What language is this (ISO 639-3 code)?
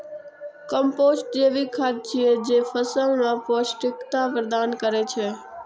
mai